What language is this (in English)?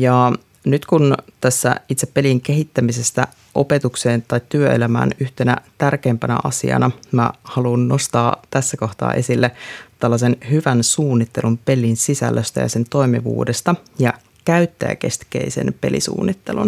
Finnish